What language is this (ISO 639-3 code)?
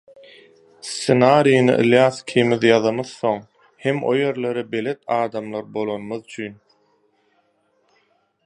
tuk